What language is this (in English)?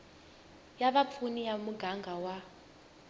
Tsonga